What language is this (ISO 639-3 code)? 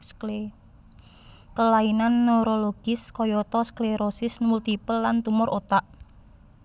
jav